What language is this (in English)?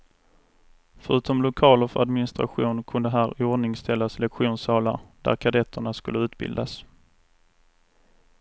Swedish